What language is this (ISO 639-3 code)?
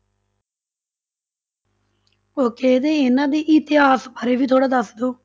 pan